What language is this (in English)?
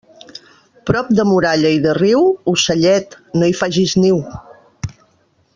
Catalan